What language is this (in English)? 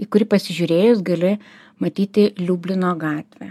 Lithuanian